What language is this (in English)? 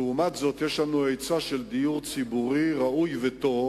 Hebrew